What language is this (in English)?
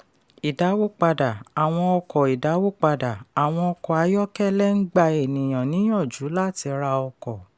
Yoruba